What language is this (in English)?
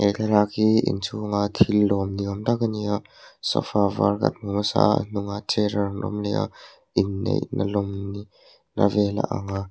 Mizo